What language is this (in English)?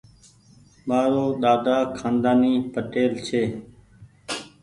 Goaria